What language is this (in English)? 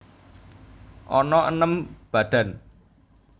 Javanese